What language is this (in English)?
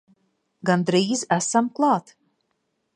Latvian